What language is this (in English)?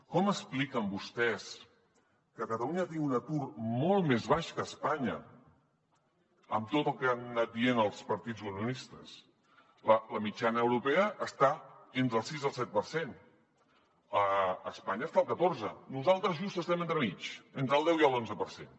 Catalan